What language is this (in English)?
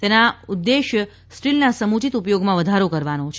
Gujarati